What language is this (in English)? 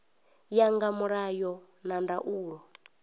Venda